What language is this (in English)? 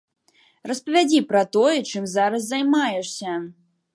Belarusian